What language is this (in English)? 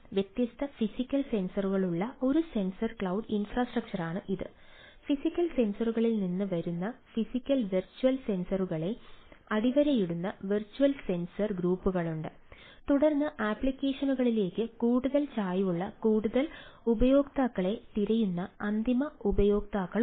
Malayalam